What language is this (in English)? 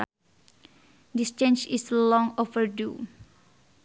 Sundanese